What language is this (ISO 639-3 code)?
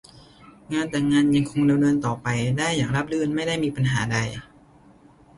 tha